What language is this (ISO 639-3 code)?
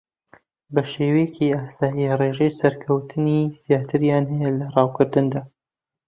ckb